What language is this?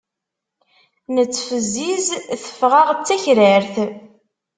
Kabyle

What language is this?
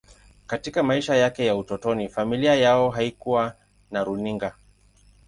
Swahili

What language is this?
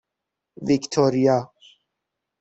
Persian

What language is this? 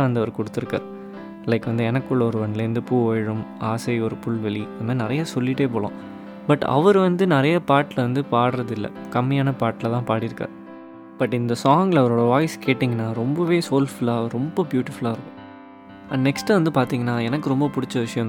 Tamil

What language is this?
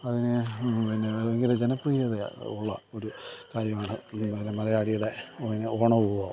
Malayalam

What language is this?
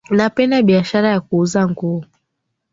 Swahili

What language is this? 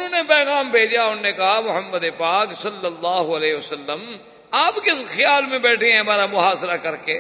Urdu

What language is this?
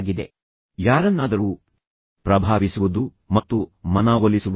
Kannada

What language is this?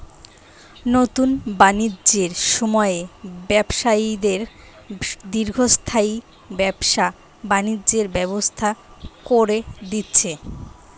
Bangla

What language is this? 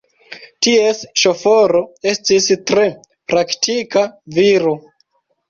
Esperanto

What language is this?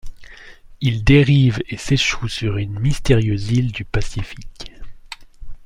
French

